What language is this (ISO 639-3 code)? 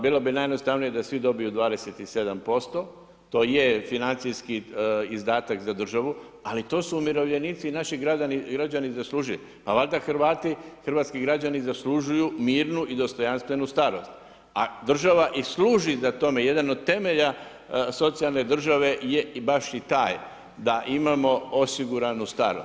hrv